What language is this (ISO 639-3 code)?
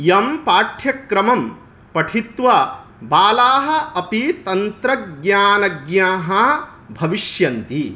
san